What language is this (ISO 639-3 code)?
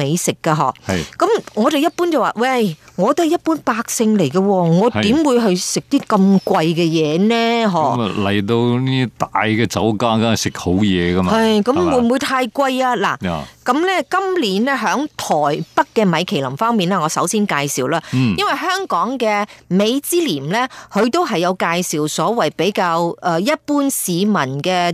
zho